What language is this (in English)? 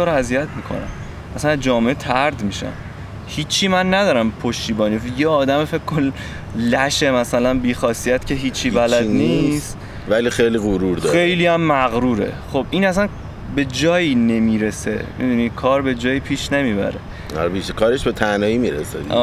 Persian